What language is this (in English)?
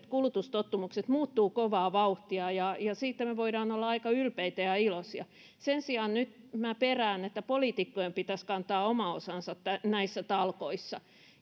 Finnish